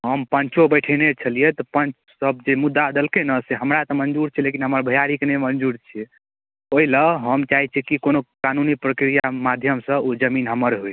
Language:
Maithili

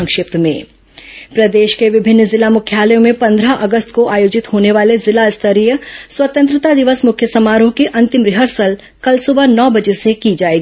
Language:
Hindi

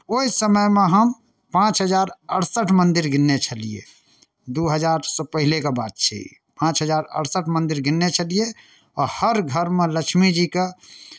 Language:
Maithili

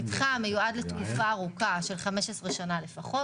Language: Hebrew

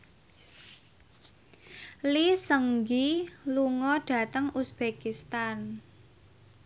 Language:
Javanese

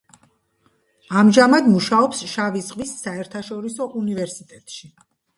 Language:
Georgian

